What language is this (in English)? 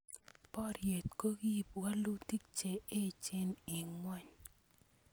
Kalenjin